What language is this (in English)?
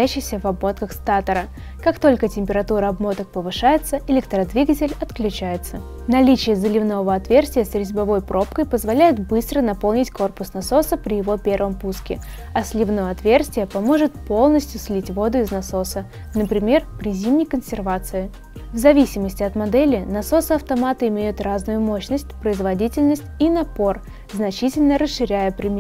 Russian